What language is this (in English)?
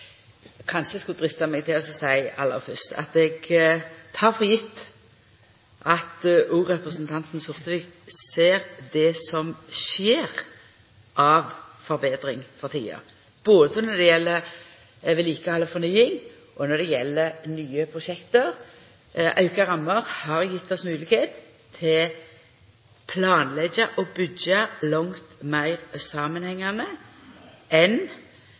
Norwegian Nynorsk